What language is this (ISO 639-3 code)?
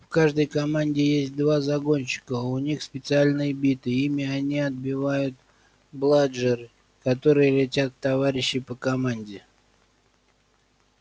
rus